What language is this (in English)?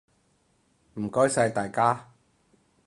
Cantonese